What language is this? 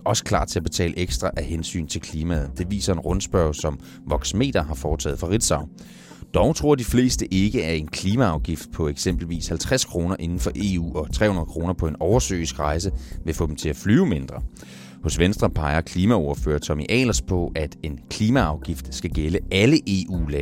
Danish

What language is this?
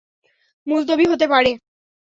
Bangla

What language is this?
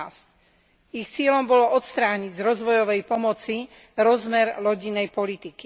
Slovak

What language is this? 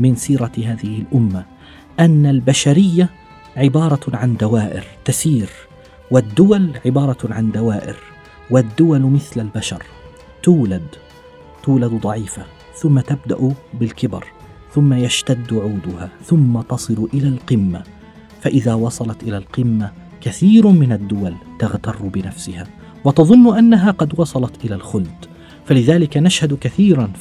Arabic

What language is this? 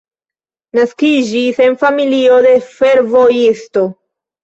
Esperanto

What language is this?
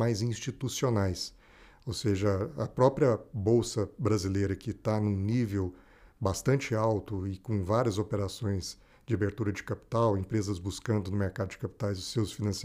Portuguese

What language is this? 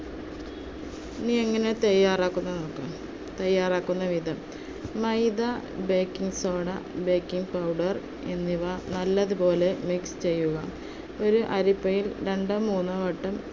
Malayalam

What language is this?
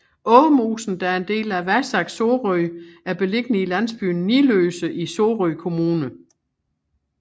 Danish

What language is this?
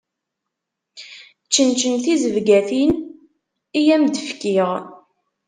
Kabyle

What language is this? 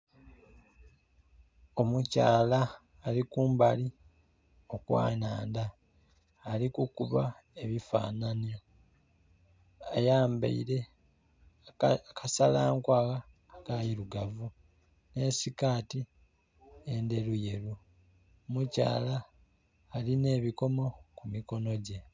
Soga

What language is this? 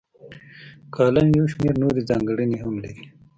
Pashto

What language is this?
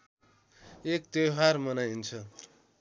Nepali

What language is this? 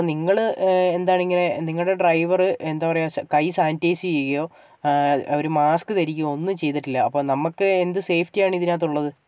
Malayalam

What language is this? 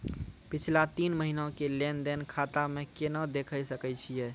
Maithili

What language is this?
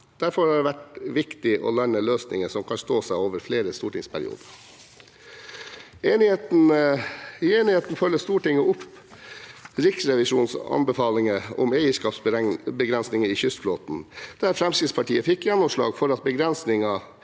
Norwegian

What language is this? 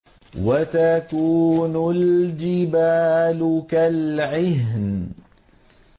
Arabic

